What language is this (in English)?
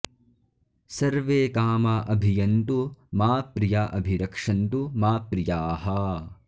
Sanskrit